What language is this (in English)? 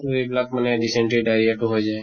Assamese